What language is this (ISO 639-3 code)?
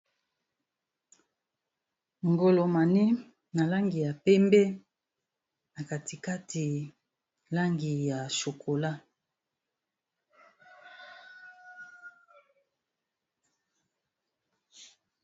lin